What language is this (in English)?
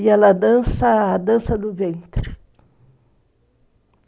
Portuguese